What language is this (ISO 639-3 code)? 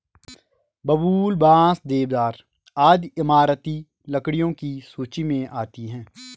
hin